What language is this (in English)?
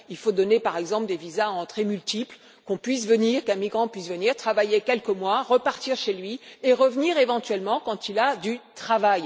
French